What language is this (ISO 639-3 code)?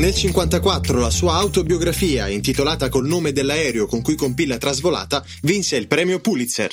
ita